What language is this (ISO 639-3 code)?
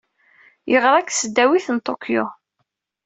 kab